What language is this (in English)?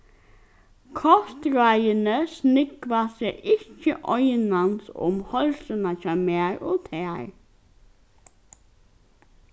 Faroese